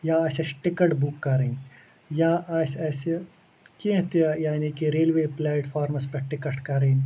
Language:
Kashmiri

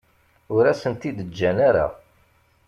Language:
Kabyle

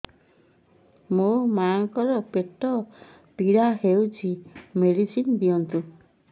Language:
Odia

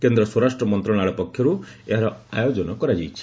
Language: Odia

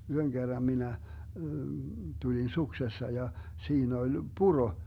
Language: Finnish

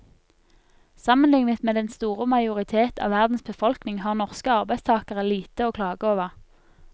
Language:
Norwegian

